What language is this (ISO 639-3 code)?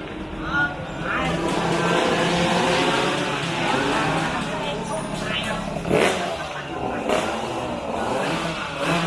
vie